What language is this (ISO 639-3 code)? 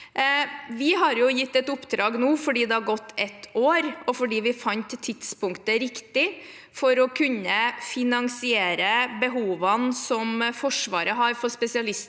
nor